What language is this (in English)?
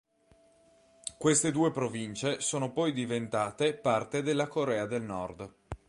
Italian